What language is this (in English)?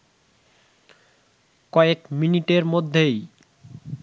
Bangla